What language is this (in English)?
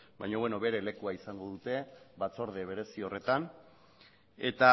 Basque